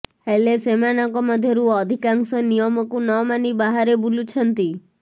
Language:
Odia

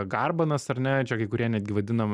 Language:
Lithuanian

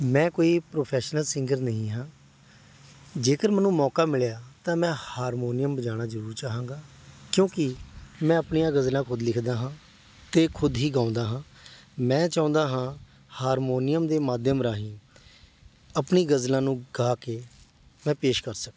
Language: Punjabi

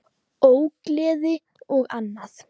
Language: Icelandic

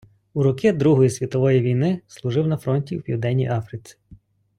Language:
Ukrainian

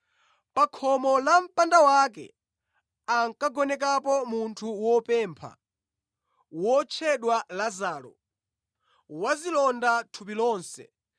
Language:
Nyanja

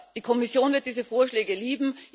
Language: German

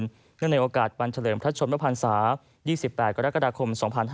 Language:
Thai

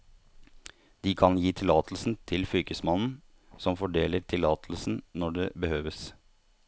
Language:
Norwegian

